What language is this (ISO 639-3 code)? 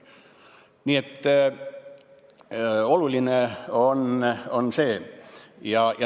est